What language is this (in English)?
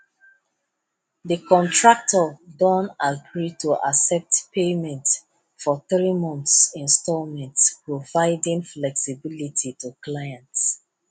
Nigerian Pidgin